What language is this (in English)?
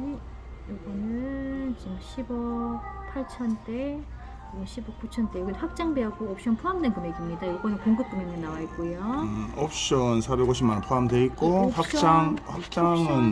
Korean